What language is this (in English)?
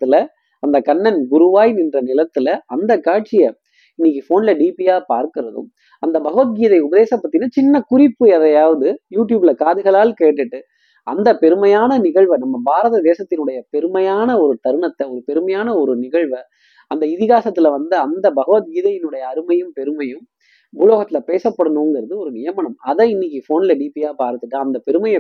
Tamil